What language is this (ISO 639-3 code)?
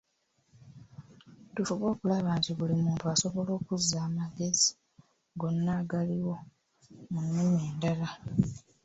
lug